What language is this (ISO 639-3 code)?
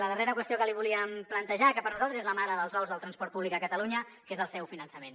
cat